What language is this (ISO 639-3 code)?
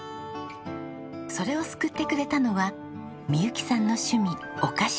jpn